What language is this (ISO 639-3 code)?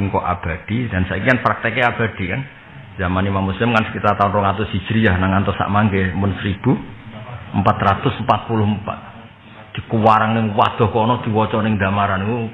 ind